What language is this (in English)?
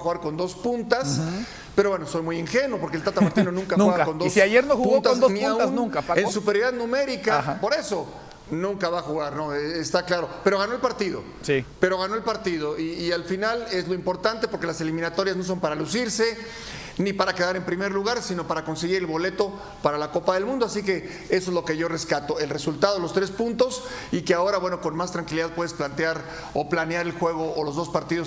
Spanish